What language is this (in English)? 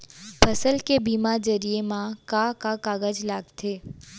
Chhattisgarhi